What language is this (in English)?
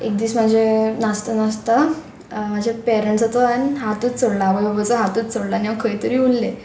Konkani